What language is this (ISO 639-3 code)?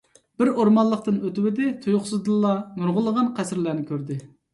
uig